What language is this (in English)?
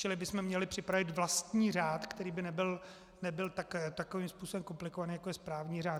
Czech